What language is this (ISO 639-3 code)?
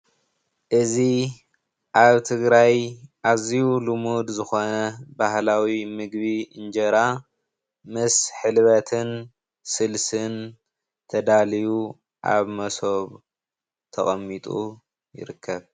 tir